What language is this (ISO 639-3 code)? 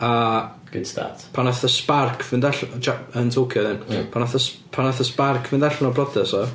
cym